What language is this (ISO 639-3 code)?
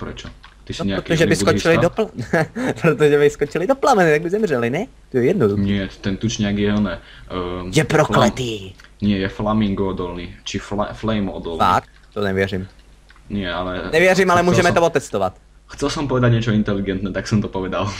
ces